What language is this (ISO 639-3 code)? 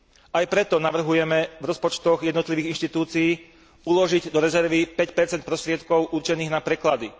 slk